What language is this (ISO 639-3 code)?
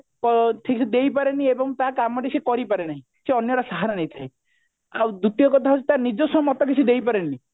ori